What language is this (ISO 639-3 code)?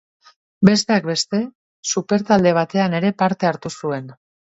eus